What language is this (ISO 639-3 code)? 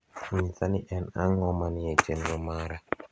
luo